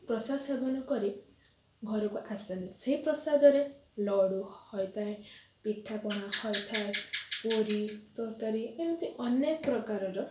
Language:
Odia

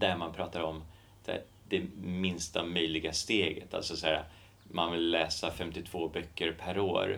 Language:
Swedish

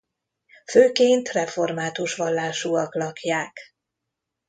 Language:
Hungarian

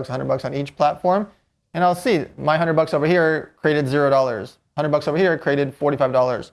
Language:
English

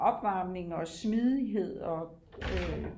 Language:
Danish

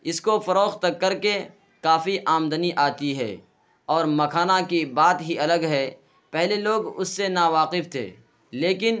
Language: Urdu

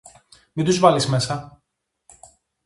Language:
Greek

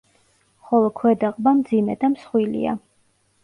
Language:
Georgian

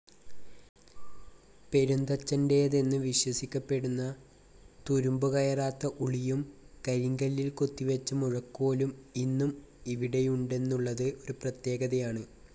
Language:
Malayalam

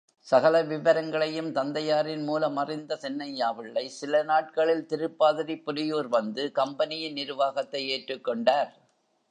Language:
Tamil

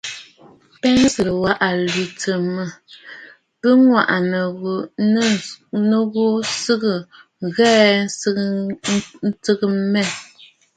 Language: Bafut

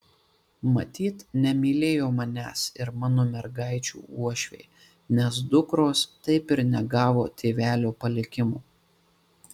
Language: Lithuanian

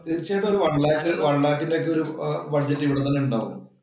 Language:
Malayalam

